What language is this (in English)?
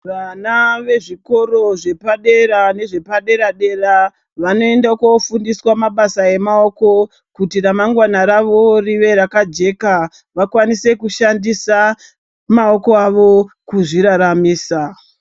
Ndau